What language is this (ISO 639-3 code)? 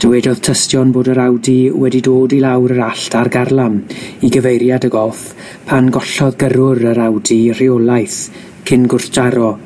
cym